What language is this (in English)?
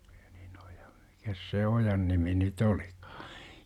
Finnish